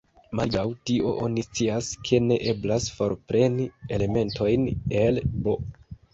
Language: Esperanto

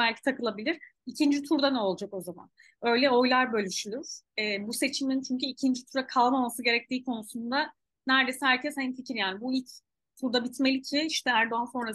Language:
Turkish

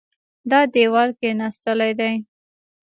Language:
Pashto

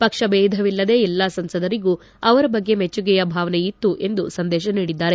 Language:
Kannada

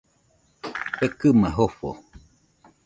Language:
Nüpode Huitoto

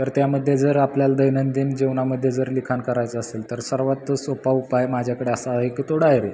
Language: Marathi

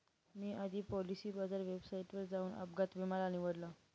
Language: Marathi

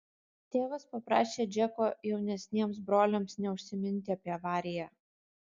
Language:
Lithuanian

